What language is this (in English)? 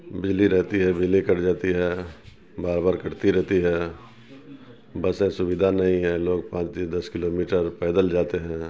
Urdu